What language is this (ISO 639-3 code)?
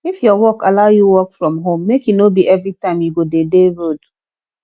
pcm